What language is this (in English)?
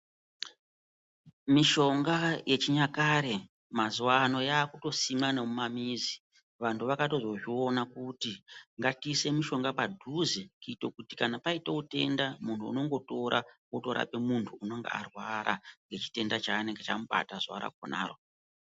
Ndau